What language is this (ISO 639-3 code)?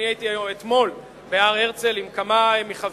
heb